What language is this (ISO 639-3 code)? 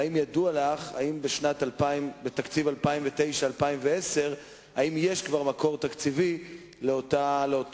heb